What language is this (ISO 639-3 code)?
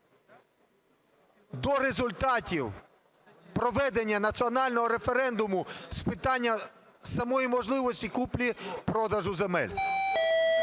ukr